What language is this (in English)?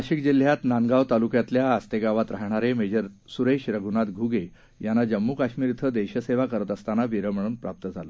Marathi